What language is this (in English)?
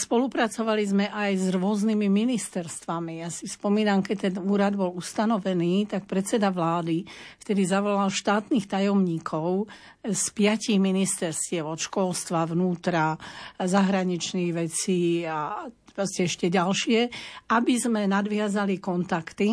Slovak